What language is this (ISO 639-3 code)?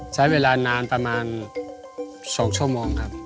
tha